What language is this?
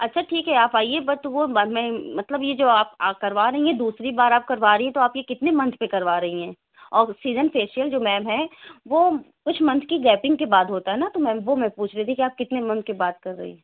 Urdu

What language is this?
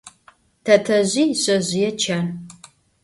Adyghe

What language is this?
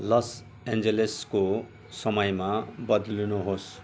Nepali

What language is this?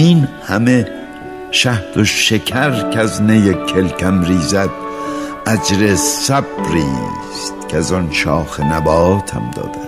Persian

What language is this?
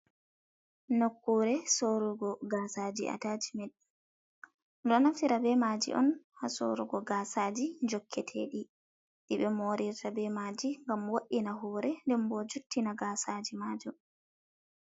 Fula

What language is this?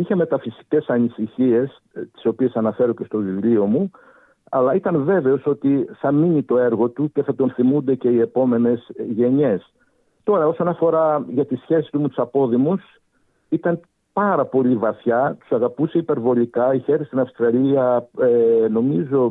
Greek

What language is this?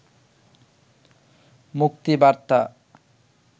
Bangla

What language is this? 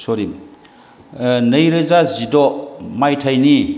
Bodo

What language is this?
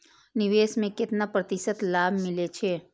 Maithili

